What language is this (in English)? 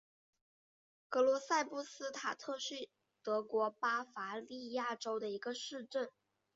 Chinese